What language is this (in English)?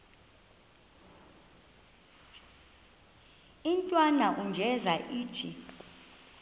Xhosa